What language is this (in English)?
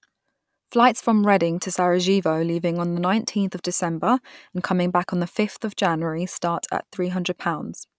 English